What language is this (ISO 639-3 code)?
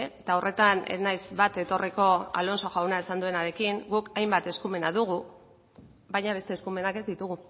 eus